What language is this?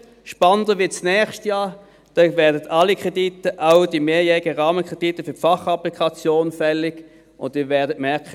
Swiss German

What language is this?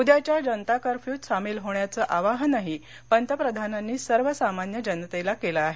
Marathi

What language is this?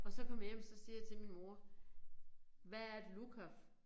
Danish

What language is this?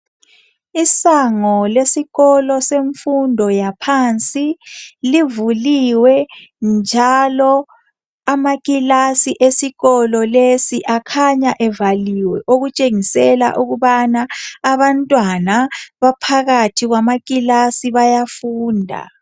North Ndebele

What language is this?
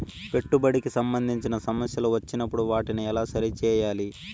Telugu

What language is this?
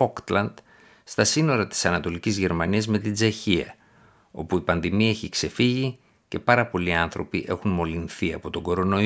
Greek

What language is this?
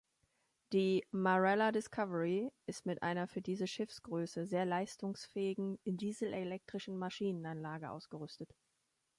German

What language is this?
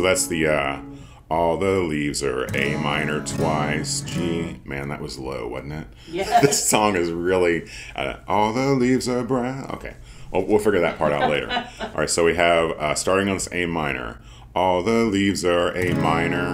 English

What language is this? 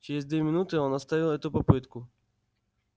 Russian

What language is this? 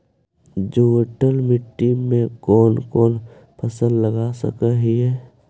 Magahi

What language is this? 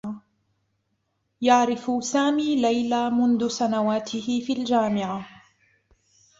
Arabic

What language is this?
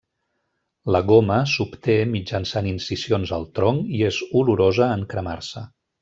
Catalan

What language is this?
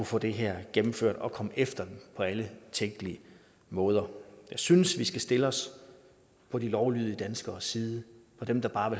Danish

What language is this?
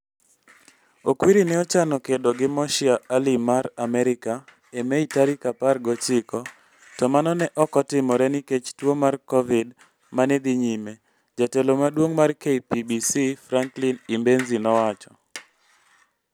Luo (Kenya and Tanzania)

